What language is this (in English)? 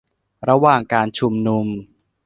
Thai